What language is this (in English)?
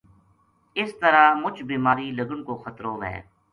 Gujari